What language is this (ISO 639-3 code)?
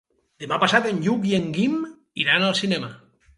cat